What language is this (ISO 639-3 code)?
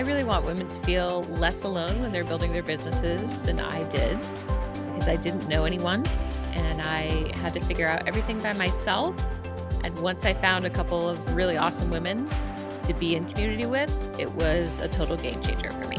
eng